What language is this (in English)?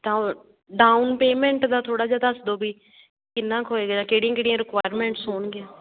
Punjabi